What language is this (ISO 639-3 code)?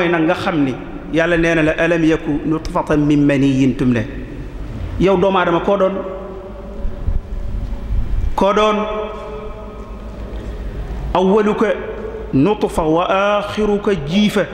ara